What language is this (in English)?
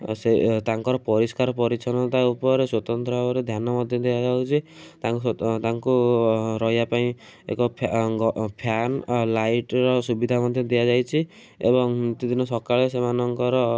Odia